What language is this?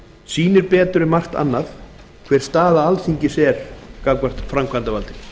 Icelandic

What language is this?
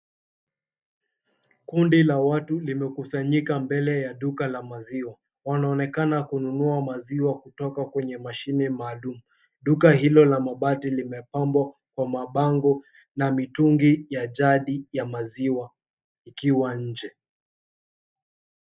Swahili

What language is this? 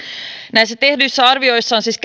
Finnish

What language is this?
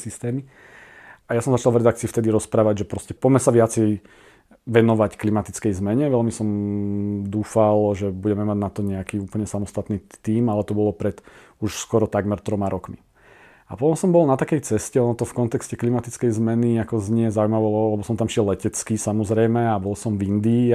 Slovak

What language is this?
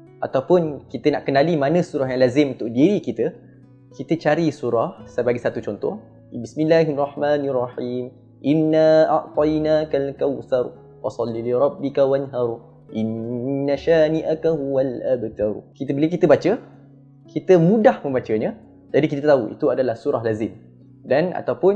Malay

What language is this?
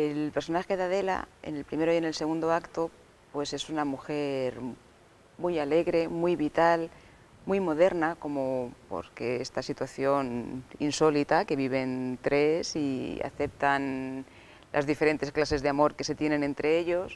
Spanish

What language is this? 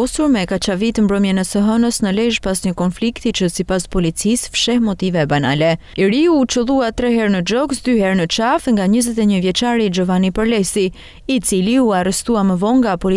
Romanian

